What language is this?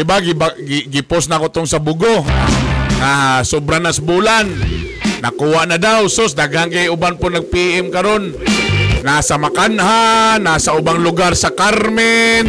Filipino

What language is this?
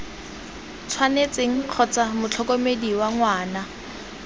Tswana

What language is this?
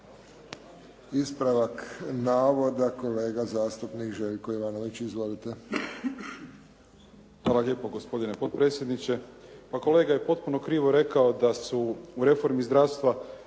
Croatian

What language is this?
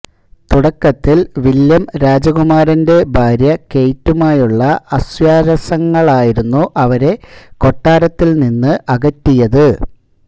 Malayalam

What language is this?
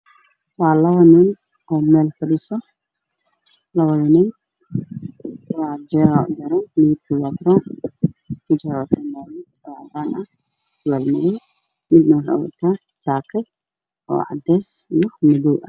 Somali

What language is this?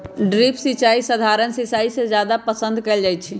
Magahi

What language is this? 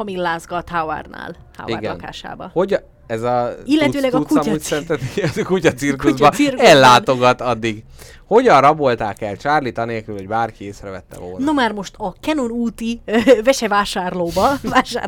Hungarian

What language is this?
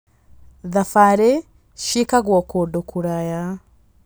Kikuyu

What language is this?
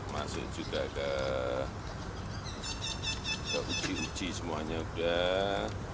Indonesian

